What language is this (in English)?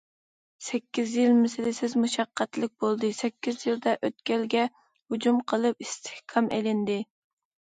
Uyghur